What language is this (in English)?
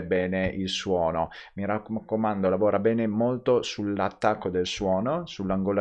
Italian